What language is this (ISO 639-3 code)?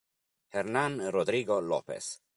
ita